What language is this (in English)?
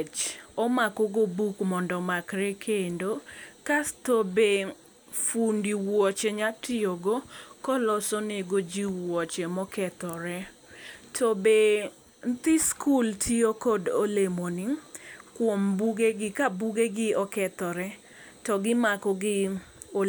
Luo (Kenya and Tanzania)